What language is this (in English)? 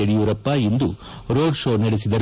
Kannada